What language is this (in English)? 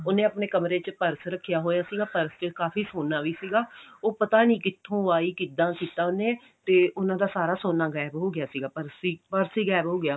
Punjabi